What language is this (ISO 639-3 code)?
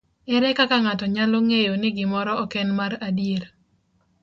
luo